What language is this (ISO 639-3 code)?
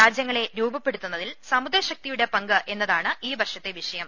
mal